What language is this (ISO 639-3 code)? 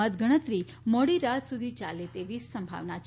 guj